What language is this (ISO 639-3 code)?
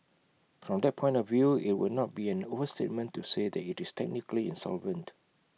eng